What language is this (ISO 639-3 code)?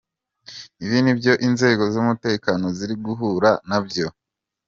kin